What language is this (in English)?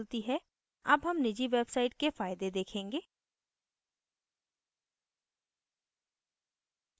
Hindi